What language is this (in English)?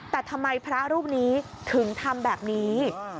Thai